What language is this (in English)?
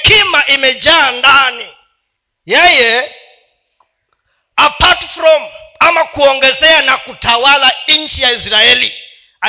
Swahili